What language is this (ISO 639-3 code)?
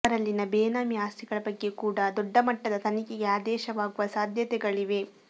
kan